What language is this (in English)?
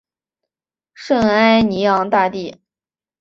Chinese